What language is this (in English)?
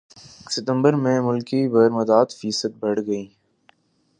Urdu